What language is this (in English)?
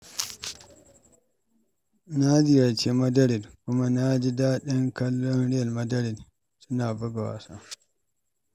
Hausa